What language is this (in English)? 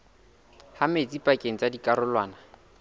Southern Sotho